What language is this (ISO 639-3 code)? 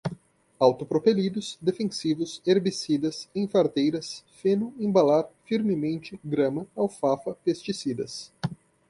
por